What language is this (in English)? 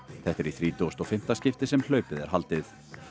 Icelandic